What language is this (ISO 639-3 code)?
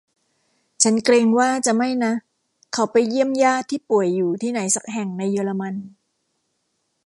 tha